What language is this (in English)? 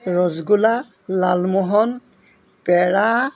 Assamese